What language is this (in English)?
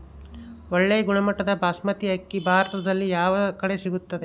Kannada